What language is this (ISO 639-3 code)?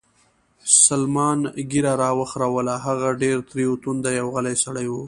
pus